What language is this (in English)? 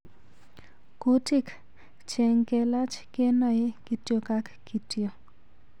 Kalenjin